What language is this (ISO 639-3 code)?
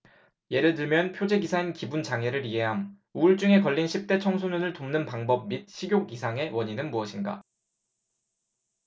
kor